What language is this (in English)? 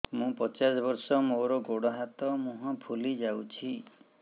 Odia